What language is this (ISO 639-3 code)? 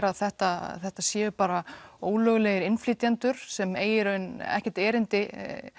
isl